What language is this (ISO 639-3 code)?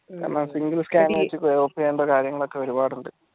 mal